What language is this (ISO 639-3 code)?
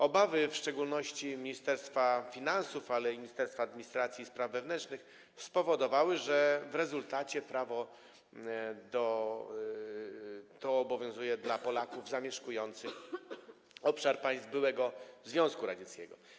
pol